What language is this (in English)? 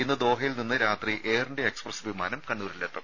Malayalam